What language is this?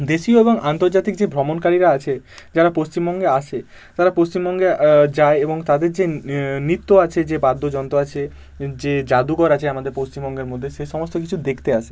Bangla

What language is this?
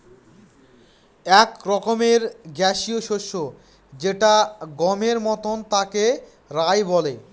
Bangla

